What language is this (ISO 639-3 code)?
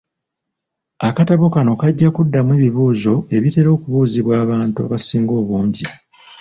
lug